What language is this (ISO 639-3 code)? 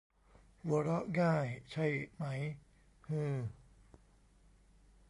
tha